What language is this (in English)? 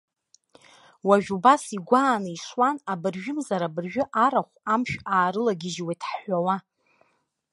Abkhazian